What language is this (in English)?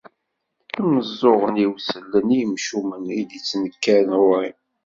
Kabyle